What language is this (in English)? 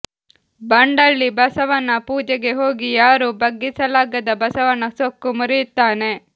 Kannada